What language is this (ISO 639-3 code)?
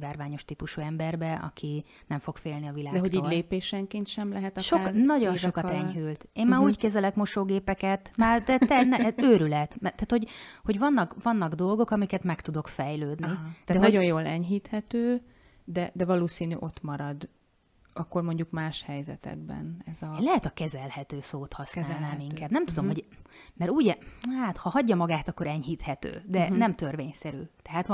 hun